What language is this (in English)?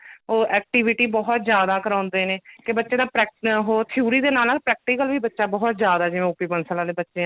Punjabi